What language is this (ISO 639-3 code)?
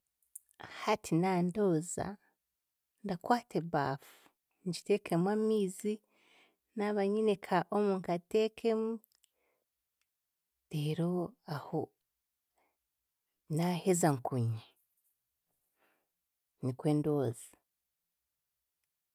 cgg